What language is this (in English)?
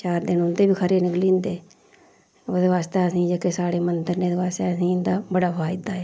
Dogri